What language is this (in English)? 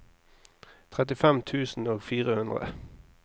Norwegian